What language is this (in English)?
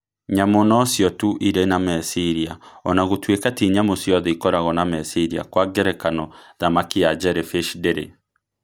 Kikuyu